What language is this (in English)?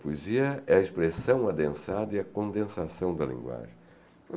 Portuguese